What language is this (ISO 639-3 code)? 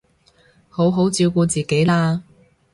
yue